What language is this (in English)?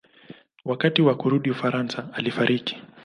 Swahili